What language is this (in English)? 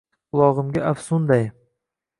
Uzbek